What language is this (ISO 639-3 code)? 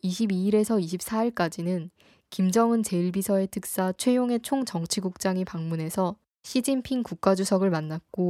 kor